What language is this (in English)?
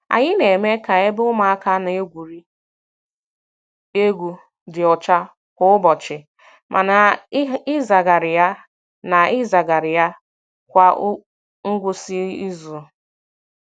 Igbo